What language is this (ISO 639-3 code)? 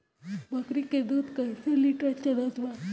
bho